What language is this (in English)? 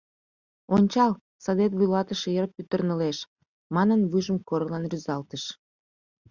Mari